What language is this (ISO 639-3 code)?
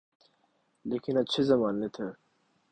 urd